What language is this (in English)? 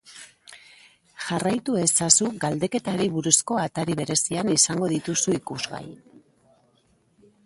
Basque